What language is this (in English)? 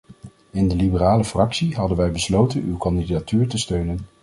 Dutch